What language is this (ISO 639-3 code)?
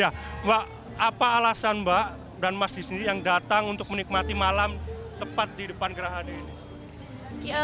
ind